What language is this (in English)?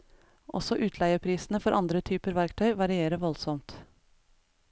Norwegian